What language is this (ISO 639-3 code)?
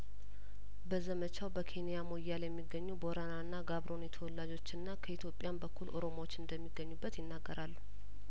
amh